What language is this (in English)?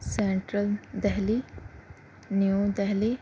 Urdu